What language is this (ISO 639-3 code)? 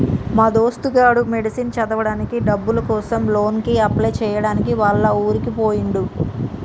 tel